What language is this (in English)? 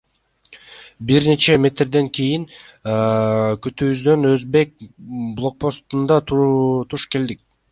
Kyrgyz